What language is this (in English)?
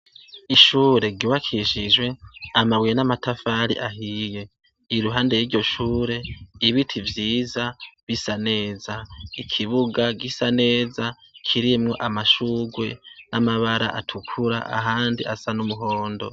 Rundi